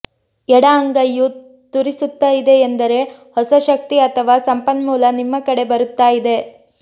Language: Kannada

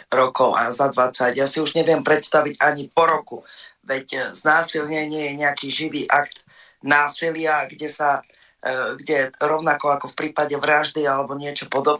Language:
Slovak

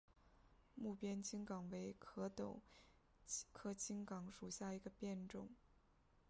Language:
Chinese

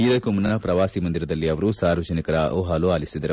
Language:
Kannada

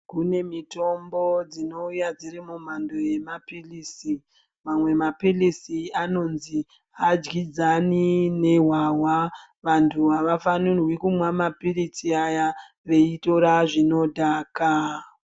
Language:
Ndau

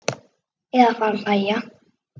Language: Icelandic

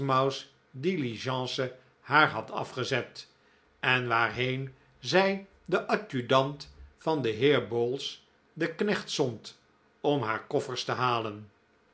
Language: Dutch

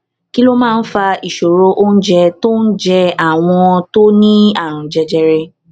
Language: Yoruba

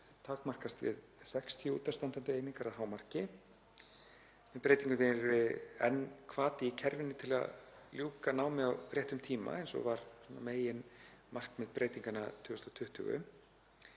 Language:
Icelandic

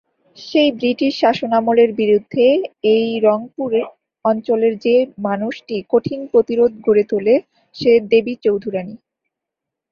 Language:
Bangla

